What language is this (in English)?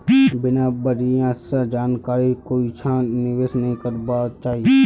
Magahi